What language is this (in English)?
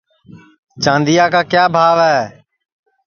Sansi